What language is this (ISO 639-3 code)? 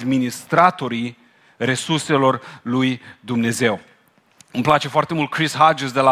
ron